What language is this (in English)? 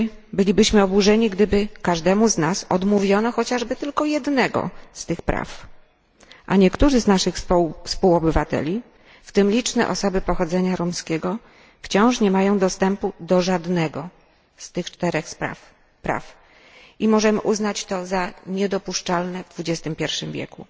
Polish